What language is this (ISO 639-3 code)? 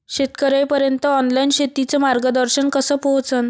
mar